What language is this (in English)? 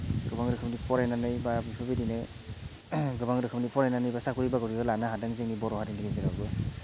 Bodo